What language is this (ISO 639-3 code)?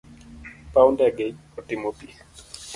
luo